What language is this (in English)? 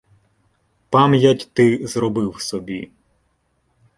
Ukrainian